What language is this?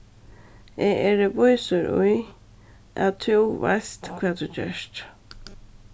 Faroese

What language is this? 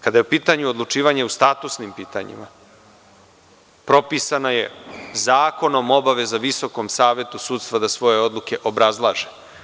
Serbian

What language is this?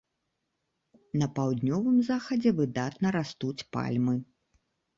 Belarusian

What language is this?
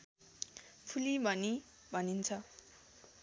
Nepali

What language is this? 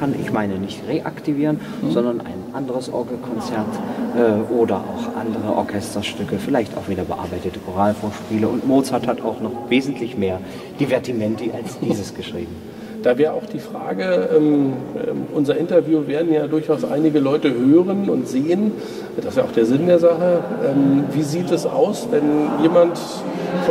German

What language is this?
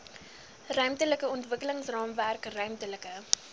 Afrikaans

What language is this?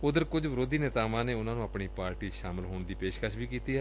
Punjabi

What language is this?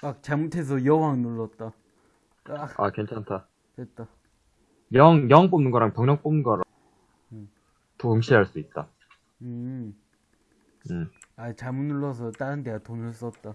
Korean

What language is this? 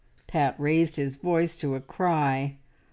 English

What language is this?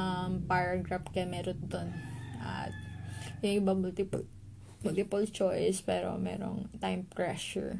Filipino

